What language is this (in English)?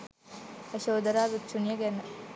Sinhala